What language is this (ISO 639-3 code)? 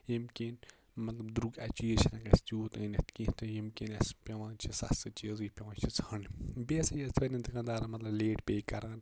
kas